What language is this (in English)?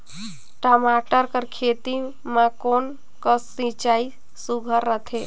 Chhattisgarhi